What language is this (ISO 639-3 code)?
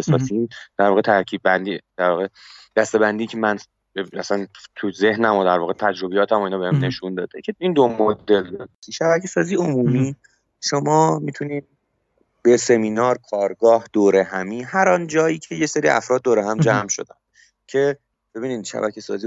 fas